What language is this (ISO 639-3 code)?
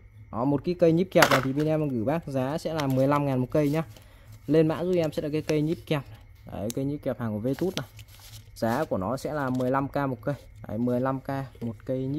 vie